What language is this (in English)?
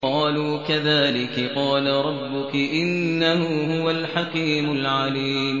Arabic